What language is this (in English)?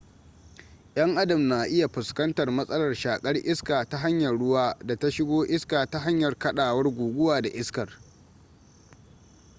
Hausa